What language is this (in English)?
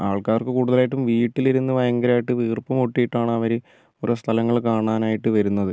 Malayalam